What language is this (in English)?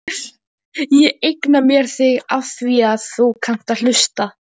Icelandic